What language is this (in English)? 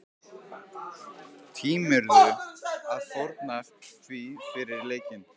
Icelandic